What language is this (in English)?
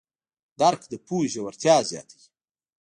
Pashto